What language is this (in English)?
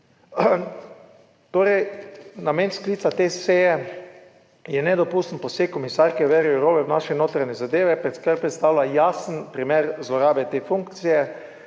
Slovenian